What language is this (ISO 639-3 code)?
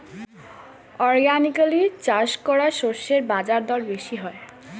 ben